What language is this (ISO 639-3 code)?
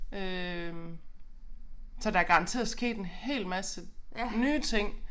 dan